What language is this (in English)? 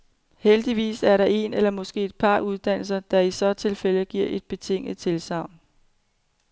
Danish